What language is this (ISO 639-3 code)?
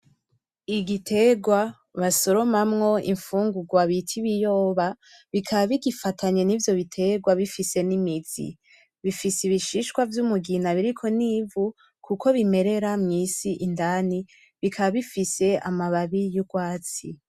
run